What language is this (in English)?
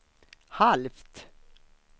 Swedish